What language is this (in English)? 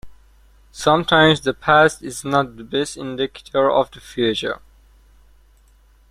English